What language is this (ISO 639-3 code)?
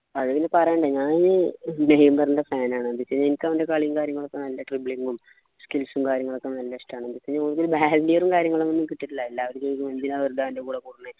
mal